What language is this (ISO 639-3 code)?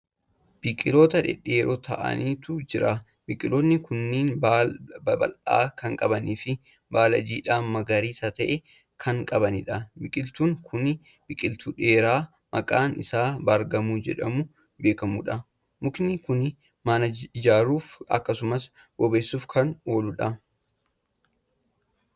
orm